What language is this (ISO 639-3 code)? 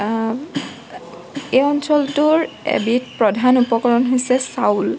asm